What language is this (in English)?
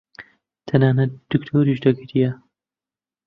Central Kurdish